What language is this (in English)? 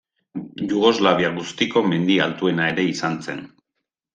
Basque